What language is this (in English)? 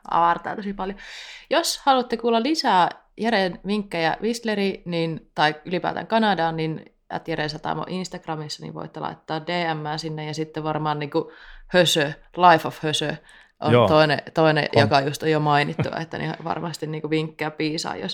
Finnish